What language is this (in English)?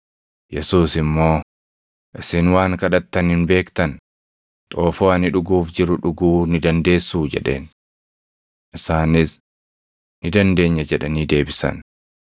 Oromo